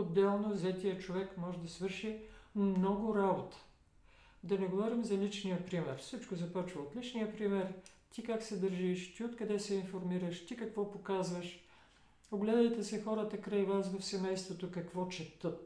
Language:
Bulgarian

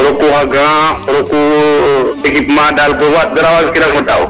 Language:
Serer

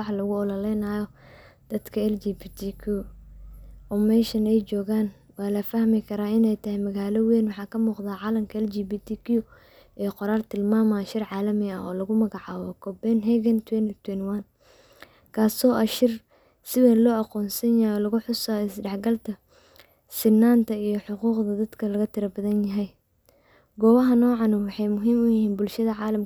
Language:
Somali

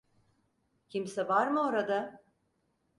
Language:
Turkish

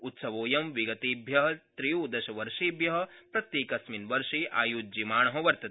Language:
Sanskrit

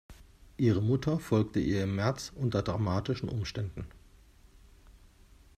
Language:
German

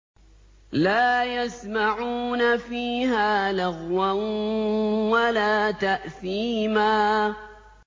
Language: Arabic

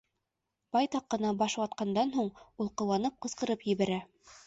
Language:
Bashkir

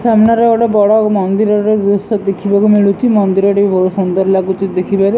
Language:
Odia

